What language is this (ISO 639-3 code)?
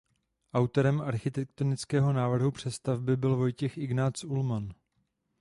ces